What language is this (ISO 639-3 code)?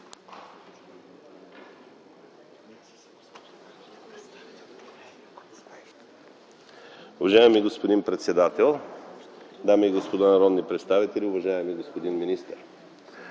bul